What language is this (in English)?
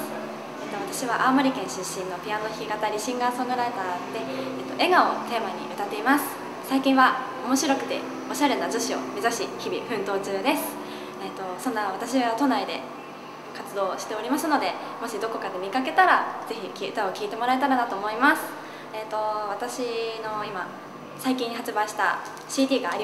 Japanese